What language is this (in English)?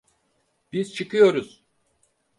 Turkish